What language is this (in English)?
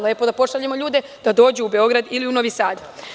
Serbian